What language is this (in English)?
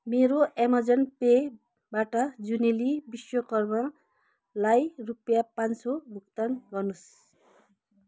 Nepali